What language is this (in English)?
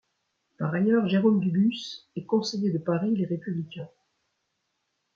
French